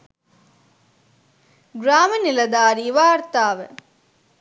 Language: Sinhala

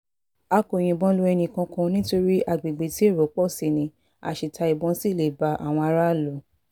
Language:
Yoruba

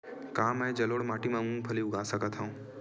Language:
Chhattisgarhi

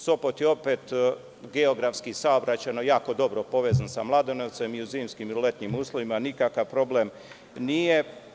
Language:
Serbian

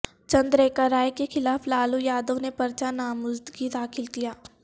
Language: Urdu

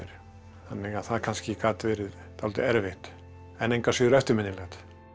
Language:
Icelandic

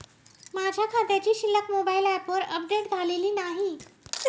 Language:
Marathi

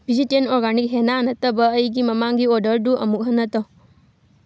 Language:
Manipuri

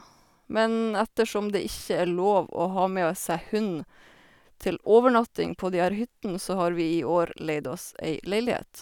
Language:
Norwegian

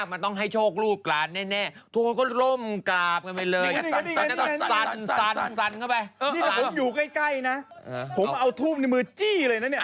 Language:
Thai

